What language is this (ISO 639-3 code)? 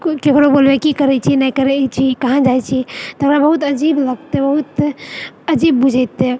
mai